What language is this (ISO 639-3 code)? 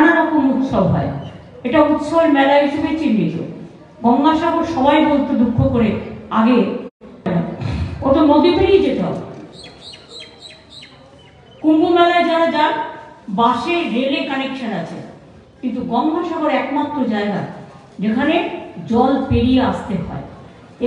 ben